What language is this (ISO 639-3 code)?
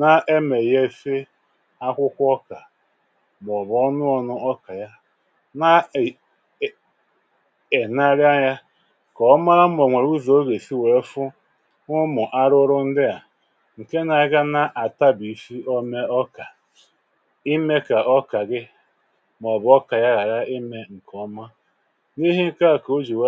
ibo